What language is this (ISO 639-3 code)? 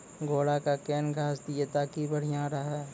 mai